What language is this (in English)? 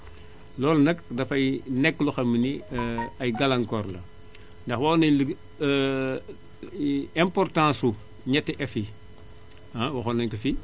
Wolof